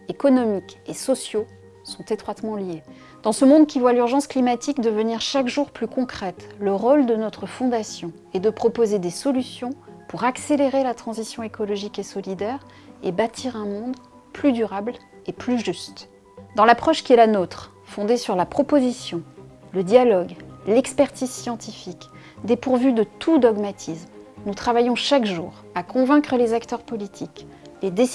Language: French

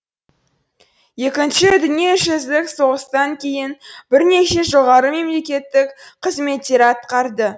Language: Kazakh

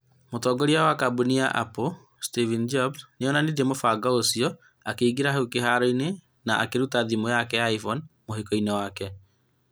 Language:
Kikuyu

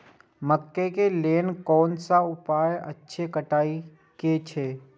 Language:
Maithili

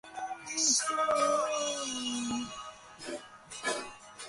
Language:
Bangla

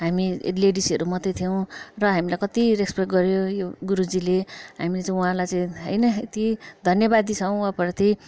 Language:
Nepali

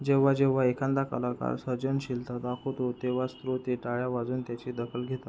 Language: Marathi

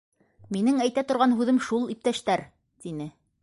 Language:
Bashkir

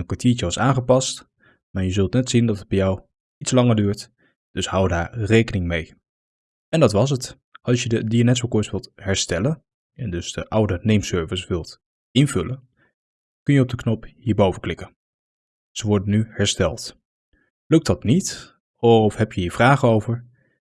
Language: Dutch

